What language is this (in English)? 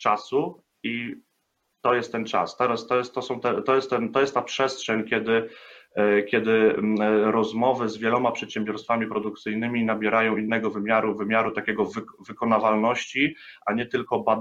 Polish